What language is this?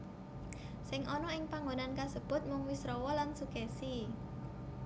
Javanese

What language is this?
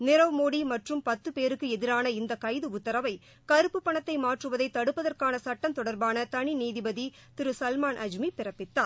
Tamil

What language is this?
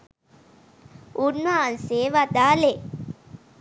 Sinhala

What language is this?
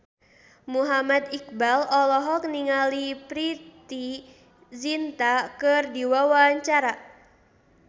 Sundanese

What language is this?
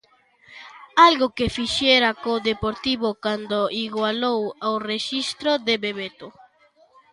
Galician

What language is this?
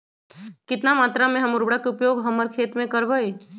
Magahi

